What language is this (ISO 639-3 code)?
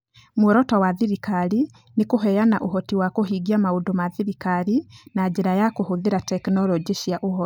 kik